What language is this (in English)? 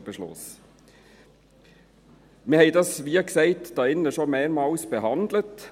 Swiss German